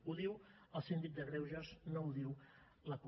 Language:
Catalan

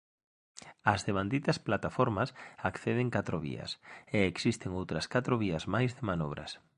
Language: Galician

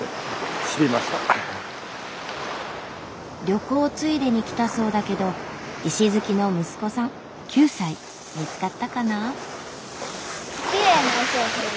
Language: Japanese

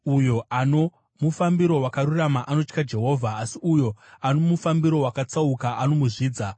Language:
Shona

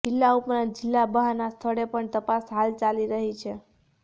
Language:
Gujarati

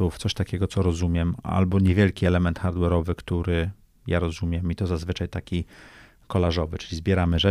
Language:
Polish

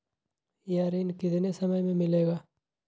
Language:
Magahi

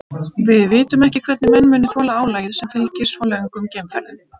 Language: Icelandic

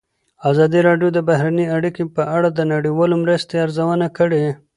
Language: Pashto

